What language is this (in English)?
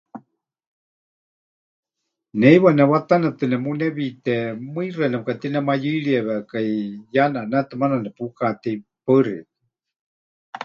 Huichol